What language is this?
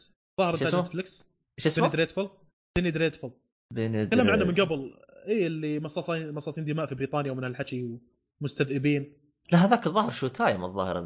Arabic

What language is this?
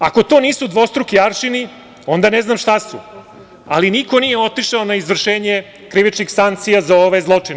Serbian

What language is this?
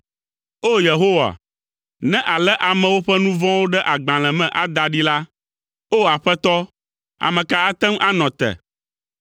Ewe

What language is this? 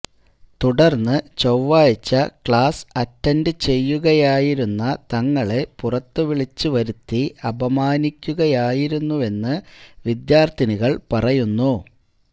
Malayalam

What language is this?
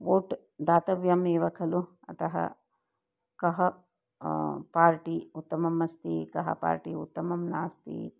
Sanskrit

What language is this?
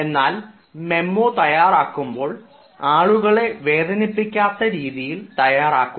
Malayalam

